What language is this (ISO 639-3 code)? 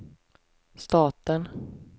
swe